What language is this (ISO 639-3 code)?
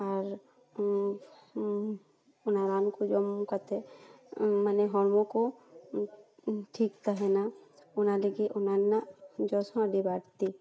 sat